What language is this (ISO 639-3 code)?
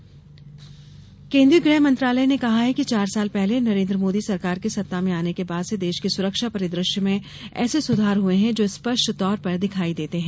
hin